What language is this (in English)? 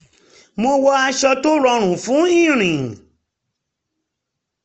Yoruba